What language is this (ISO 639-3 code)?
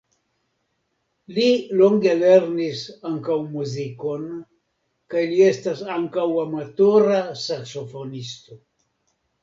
epo